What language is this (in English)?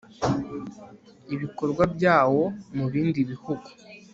Kinyarwanda